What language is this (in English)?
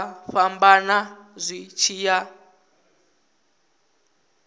Venda